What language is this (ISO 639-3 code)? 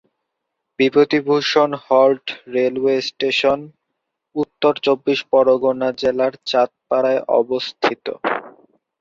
ben